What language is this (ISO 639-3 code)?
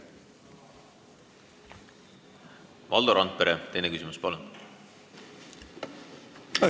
est